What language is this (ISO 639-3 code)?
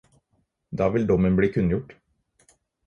nob